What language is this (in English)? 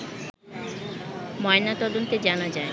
Bangla